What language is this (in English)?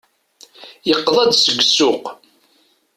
Kabyle